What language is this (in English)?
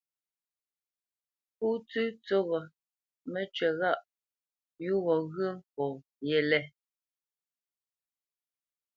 Bamenyam